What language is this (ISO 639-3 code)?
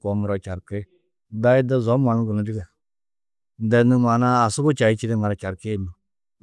tuq